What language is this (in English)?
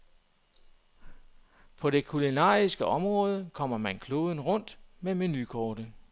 Danish